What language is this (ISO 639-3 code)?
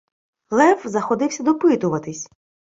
ukr